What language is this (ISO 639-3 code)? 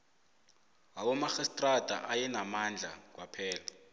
nbl